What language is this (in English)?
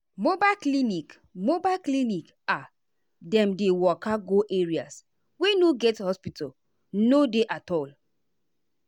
Nigerian Pidgin